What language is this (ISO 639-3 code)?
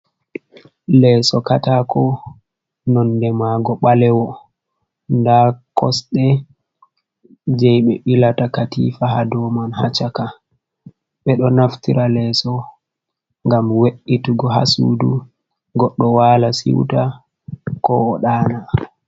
ful